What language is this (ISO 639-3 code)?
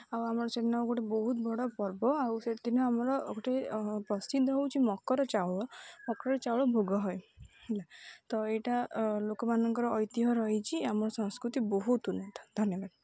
ori